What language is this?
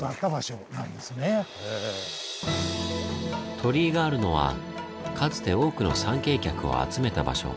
Japanese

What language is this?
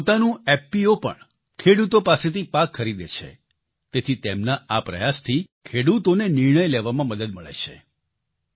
Gujarati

